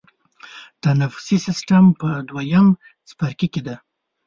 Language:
Pashto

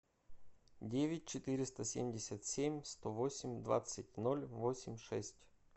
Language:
Russian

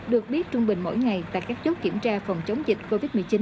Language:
Vietnamese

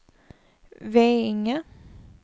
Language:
Swedish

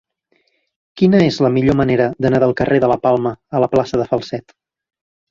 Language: Catalan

